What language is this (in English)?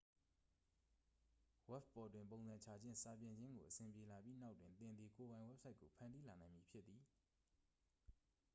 Burmese